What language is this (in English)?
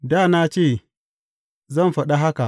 Hausa